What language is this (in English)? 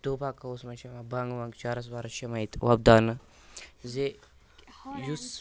Kashmiri